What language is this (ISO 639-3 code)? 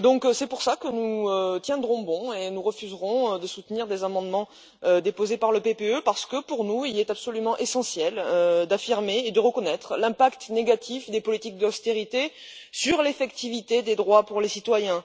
fra